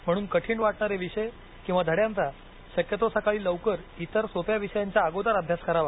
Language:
Marathi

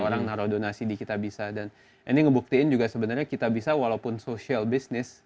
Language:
Indonesian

